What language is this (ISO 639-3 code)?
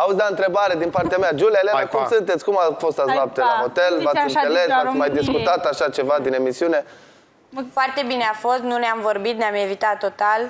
ron